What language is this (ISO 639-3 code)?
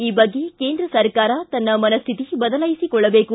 kan